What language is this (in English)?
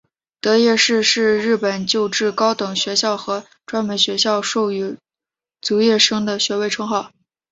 Chinese